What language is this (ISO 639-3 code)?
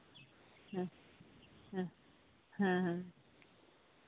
sat